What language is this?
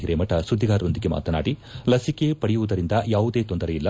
Kannada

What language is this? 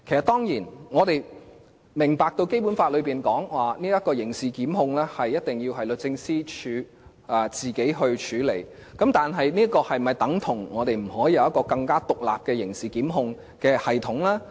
Cantonese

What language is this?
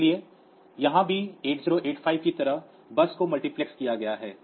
Hindi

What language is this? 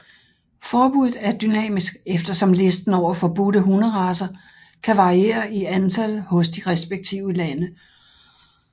Danish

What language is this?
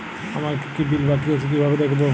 Bangla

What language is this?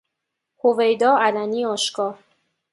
Persian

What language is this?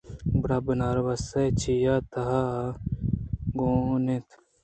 Eastern Balochi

